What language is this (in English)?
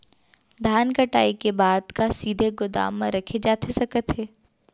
Chhattisgarhi